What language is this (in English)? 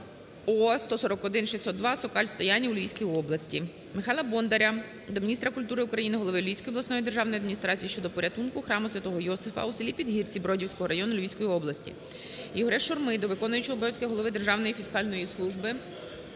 Ukrainian